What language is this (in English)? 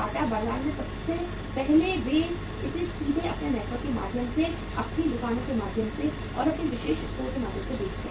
Hindi